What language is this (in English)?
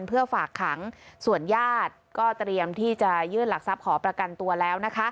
Thai